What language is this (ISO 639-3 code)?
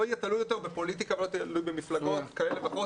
heb